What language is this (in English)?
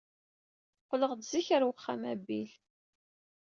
Kabyle